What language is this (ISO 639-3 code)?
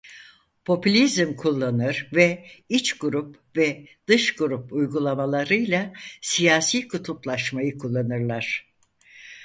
tur